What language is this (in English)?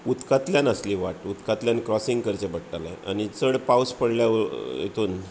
Konkani